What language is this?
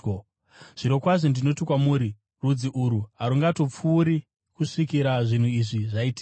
Shona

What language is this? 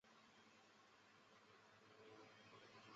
Chinese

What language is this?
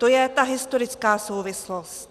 Czech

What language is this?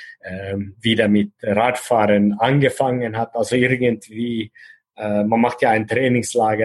German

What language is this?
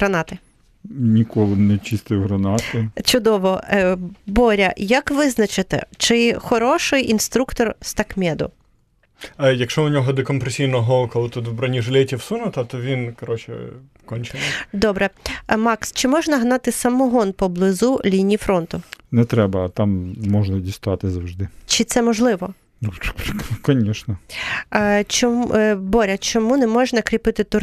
Ukrainian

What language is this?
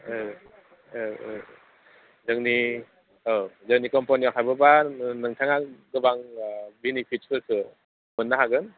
Bodo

